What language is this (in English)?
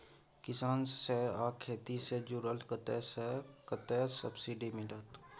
Maithili